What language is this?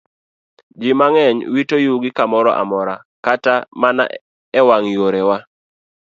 Luo (Kenya and Tanzania)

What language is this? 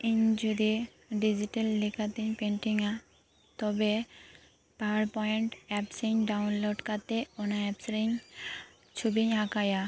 Santali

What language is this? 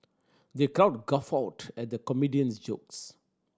English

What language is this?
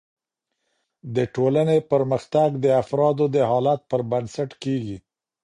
Pashto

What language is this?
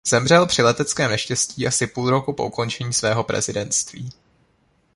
Czech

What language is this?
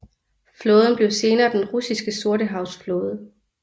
Danish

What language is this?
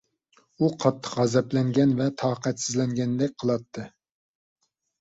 Uyghur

